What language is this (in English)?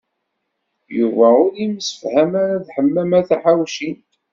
Kabyle